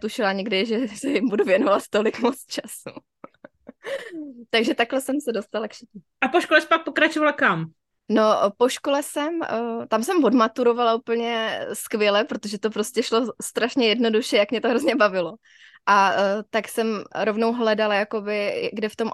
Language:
Czech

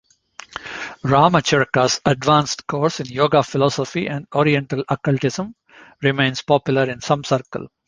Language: English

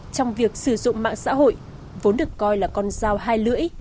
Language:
Vietnamese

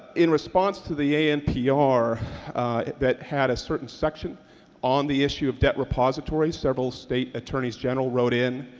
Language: English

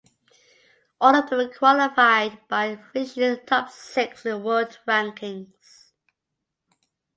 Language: English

